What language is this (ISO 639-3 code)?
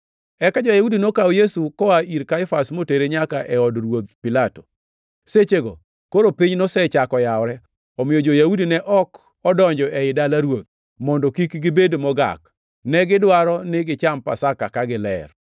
luo